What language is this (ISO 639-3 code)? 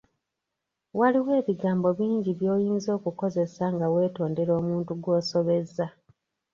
lug